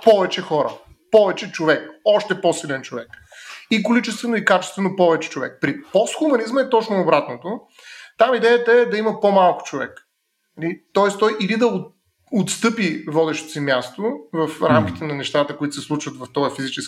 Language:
Bulgarian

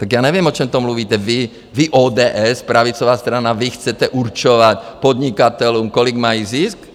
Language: Czech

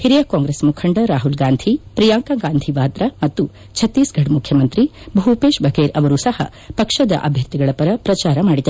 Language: Kannada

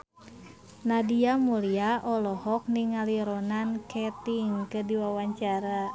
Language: Sundanese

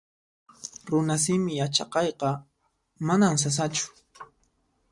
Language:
Puno Quechua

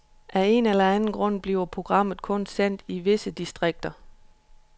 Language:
Danish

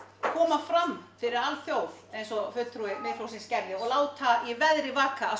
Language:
Icelandic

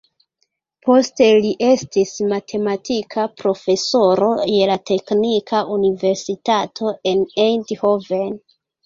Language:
Esperanto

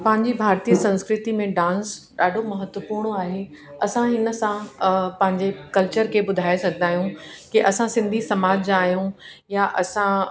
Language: Sindhi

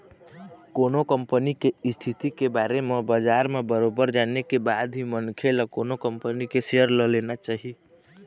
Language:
Chhattisgarhi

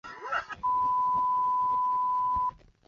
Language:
Chinese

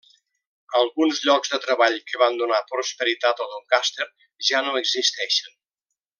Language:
Catalan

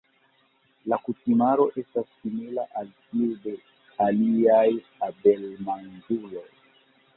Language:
Esperanto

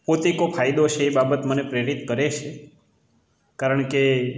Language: Gujarati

